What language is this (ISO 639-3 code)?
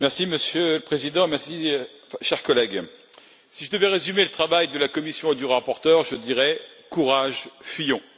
fra